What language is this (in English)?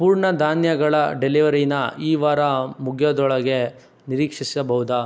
Kannada